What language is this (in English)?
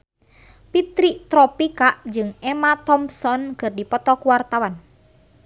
Sundanese